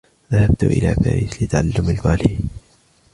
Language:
Arabic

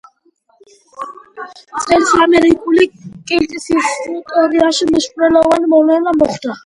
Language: Georgian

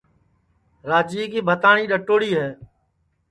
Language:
Sansi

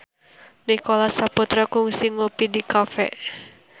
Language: Sundanese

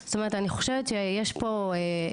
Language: Hebrew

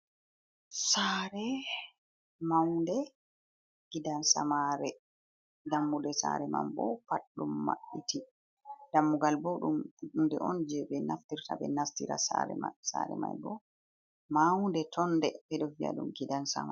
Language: Fula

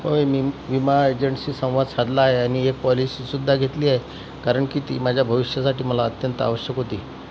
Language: Marathi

